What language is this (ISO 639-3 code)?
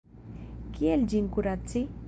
epo